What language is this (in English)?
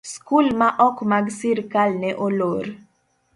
Luo (Kenya and Tanzania)